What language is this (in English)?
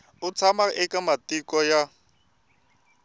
Tsonga